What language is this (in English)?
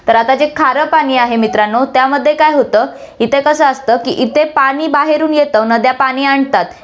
Marathi